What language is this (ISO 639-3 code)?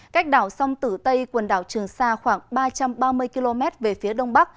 vie